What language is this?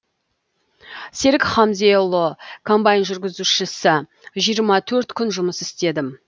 Kazakh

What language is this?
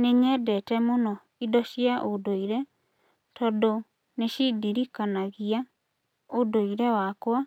Kikuyu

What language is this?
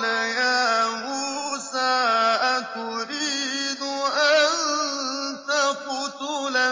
Arabic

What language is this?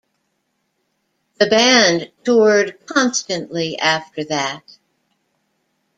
English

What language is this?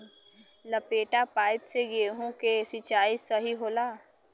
Bhojpuri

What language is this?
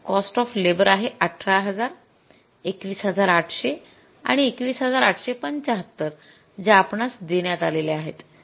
Marathi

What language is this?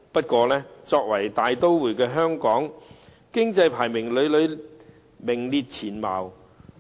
Cantonese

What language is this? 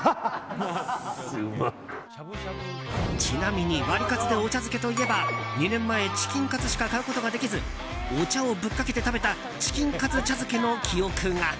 Japanese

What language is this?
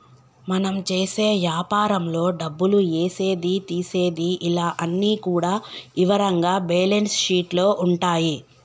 Telugu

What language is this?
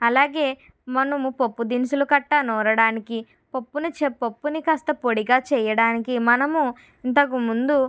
Telugu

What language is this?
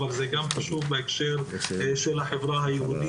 Hebrew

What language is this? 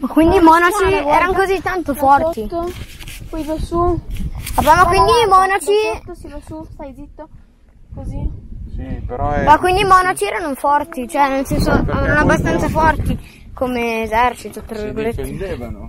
Italian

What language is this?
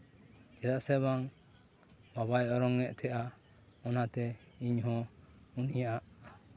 Santali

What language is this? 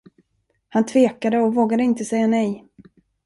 Swedish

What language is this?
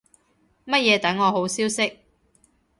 Cantonese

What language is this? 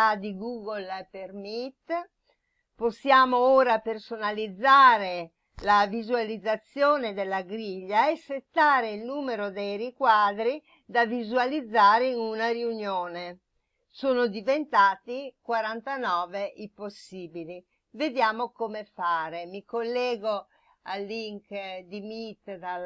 Italian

